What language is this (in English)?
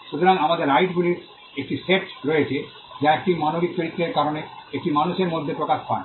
Bangla